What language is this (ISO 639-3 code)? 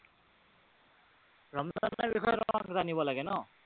asm